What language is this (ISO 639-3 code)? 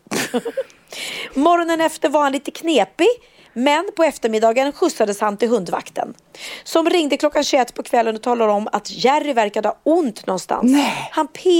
swe